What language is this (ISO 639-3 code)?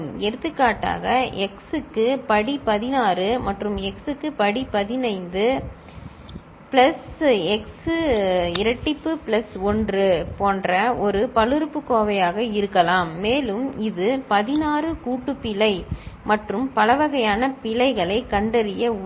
tam